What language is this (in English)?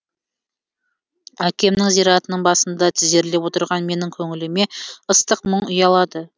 Kazakh